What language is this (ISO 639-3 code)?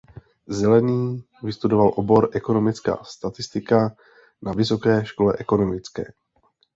ces